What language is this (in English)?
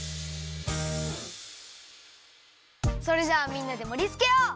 Japanese